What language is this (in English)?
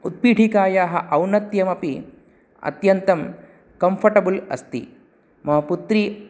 Sanskrit